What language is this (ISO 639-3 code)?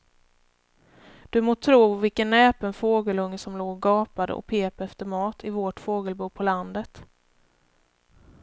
swe